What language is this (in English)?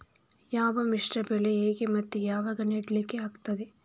Kannada